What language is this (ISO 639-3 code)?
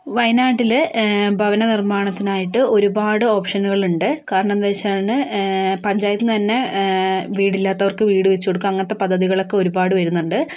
mal